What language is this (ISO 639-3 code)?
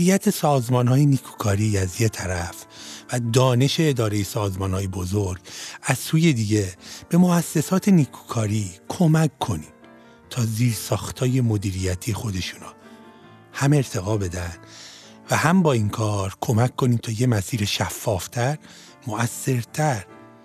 fas